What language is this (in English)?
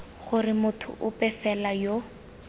Tswana